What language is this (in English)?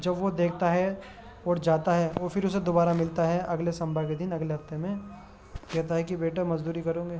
Urdu